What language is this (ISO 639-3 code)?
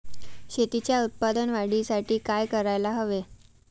mar